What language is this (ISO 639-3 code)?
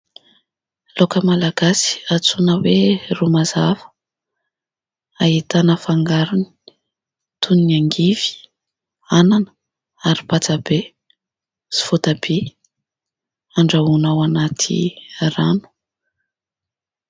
mlg